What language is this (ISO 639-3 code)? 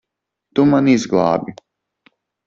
lav